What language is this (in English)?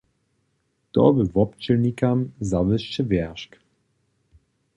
Upper Sorbian